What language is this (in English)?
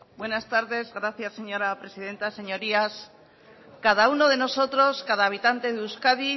Spanish